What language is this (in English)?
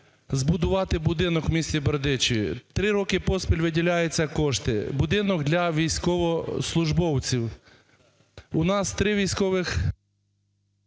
Ukrainian